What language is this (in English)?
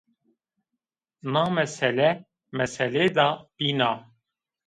Zaza